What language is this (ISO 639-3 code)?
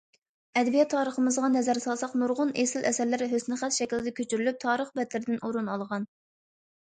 uig